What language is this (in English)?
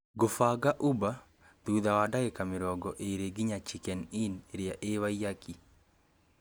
Kikuyu